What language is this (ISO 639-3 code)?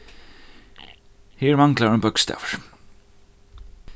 fao